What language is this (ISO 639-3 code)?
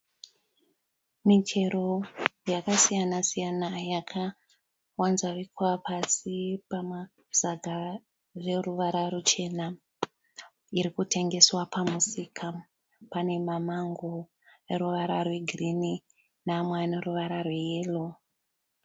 sna